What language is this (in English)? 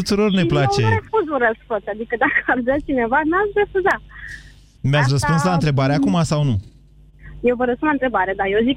Romanian